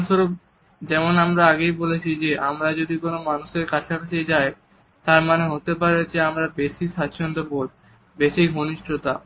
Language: Bangla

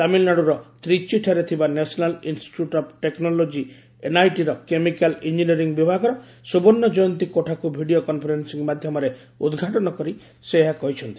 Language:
Odia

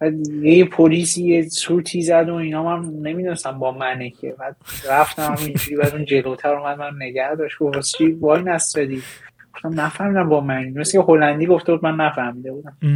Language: Persian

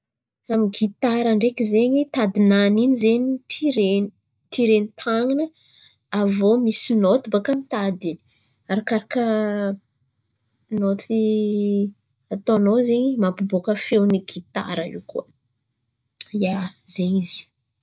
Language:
Antankarana Malagasy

